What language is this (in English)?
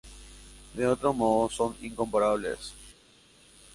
Spanish